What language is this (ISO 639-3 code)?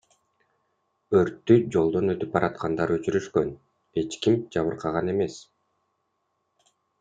kir